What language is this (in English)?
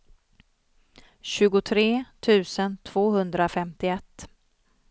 Swedish